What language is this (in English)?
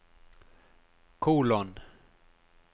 Norwegian